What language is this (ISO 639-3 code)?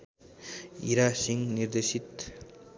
nep